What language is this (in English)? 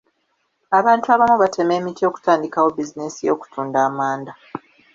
Ganda